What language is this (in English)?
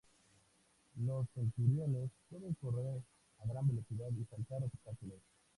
Spanish